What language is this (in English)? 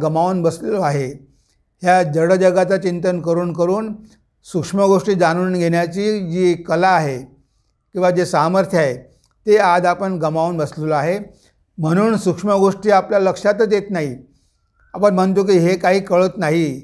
Marathi